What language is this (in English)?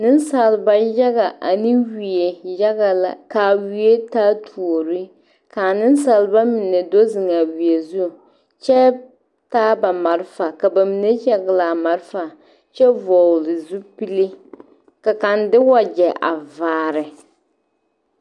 Southern Dagaare